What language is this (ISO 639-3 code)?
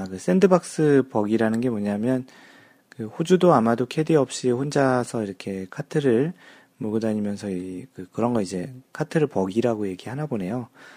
kor